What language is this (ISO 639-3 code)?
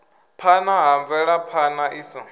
ven